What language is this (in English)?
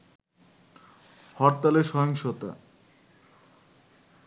Bangla